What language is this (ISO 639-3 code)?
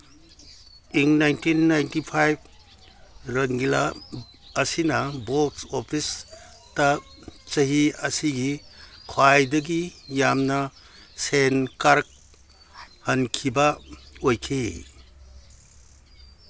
mni